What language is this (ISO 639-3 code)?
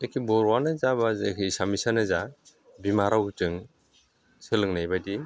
brx